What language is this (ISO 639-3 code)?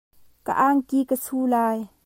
cnh